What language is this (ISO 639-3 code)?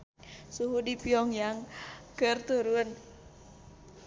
sun